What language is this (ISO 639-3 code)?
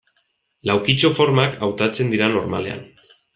eus